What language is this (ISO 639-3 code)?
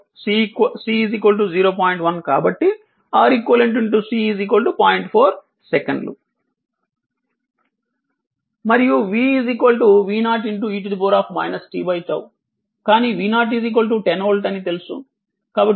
tel